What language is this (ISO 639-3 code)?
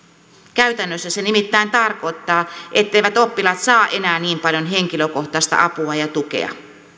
fin